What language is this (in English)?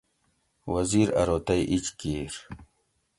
Gawri